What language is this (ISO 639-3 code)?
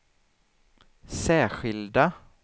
swe